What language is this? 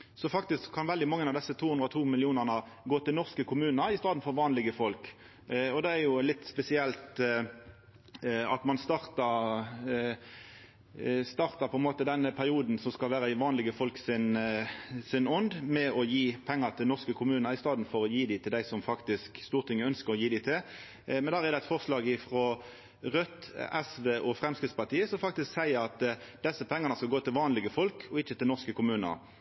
Norwegian Nynorsk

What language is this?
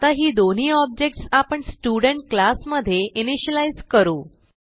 Marathi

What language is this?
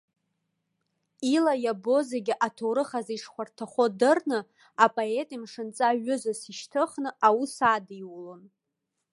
Abkhazian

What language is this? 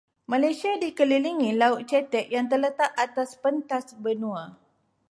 Malay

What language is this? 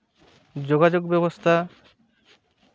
Santali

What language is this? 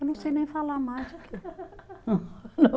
Portuguese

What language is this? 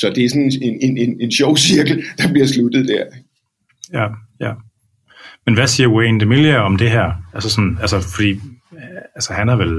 Danish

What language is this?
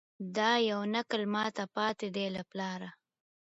Pashto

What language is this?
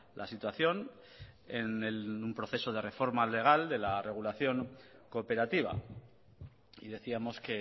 Spanish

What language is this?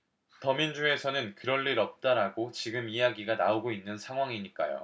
Korean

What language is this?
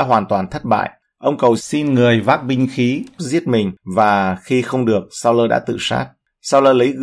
Vietnamese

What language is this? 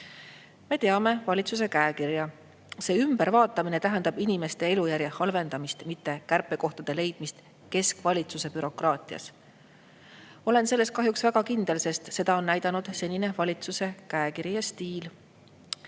Estonian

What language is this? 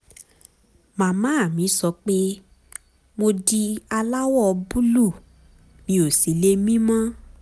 Yoruba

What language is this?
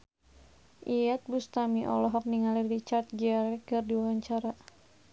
Sundanese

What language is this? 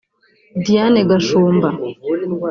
Kinyarwanda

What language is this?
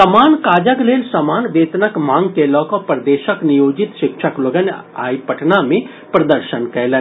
Maithili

